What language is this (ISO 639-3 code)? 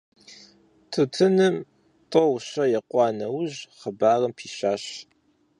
kbd